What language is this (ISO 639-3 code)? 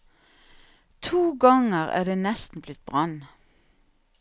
nor